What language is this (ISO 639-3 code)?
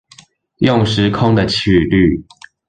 zho